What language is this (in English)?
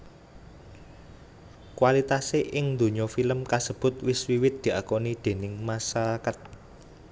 Javanese